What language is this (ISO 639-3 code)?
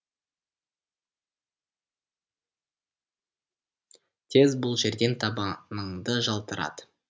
kaz